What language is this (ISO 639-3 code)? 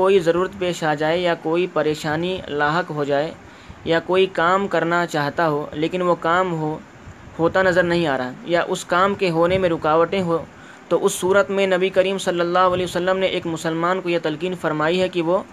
urd